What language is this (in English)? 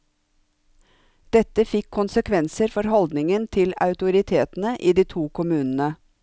Norwegian